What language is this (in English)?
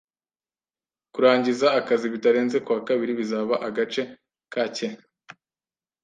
Kinyarwanda